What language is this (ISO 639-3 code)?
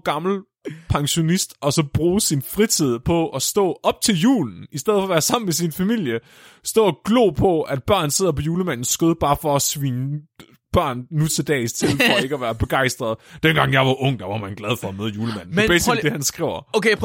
dan